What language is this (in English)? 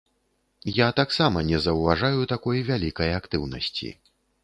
Belarusian